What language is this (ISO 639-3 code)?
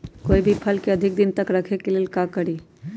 mag